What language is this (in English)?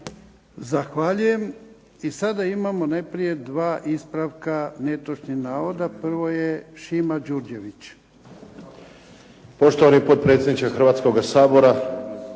Croatian